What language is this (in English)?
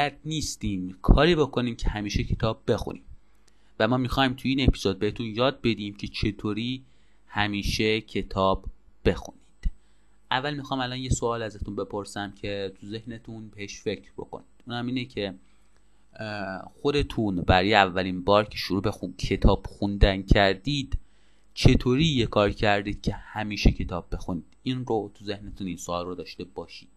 Persian